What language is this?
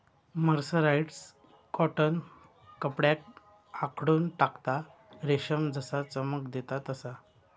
Marathi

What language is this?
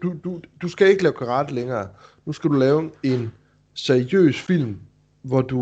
Danish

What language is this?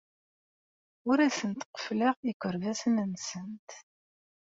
Kabyle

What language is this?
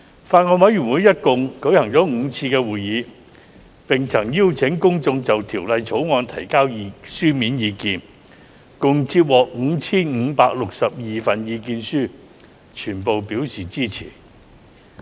Cantonese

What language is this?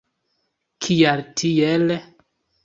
Esperanto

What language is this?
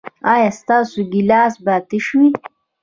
Pashto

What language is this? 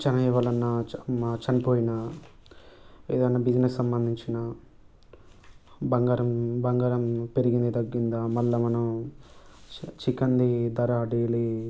Telugu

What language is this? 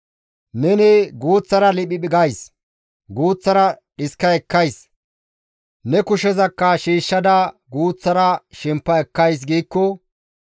Gamo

